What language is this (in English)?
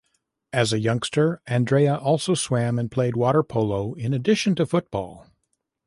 English